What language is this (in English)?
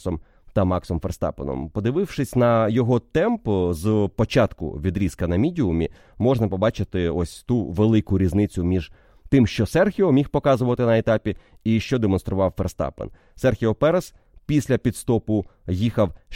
Ukrainian